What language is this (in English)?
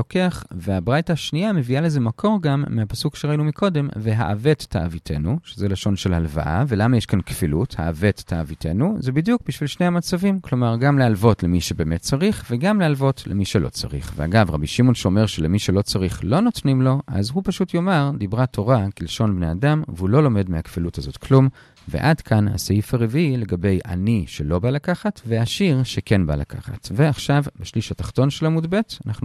Hebrew